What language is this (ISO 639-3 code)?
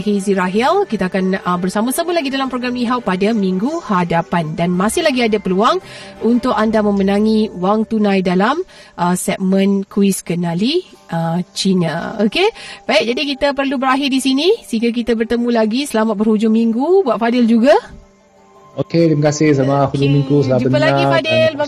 msa